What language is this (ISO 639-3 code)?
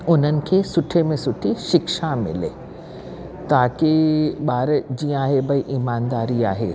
snd